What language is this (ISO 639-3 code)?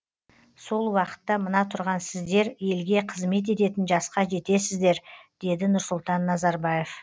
kaz